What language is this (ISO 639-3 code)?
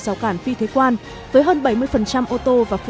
vie